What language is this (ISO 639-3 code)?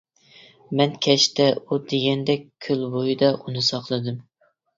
uig